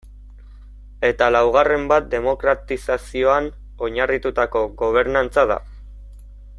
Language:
Basque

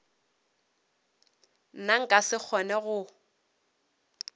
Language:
Northern Sotho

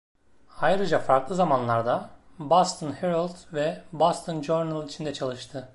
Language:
Turkish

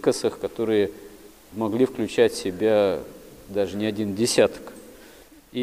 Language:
Russian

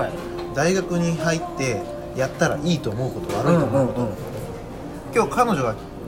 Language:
Japanese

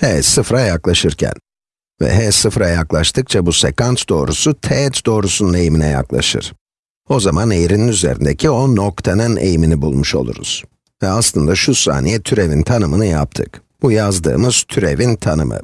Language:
Turkish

